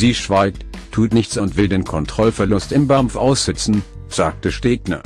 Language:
German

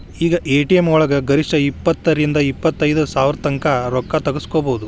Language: Kannada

